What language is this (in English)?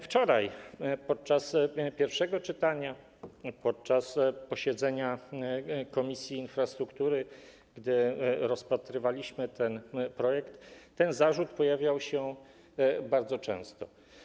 Polish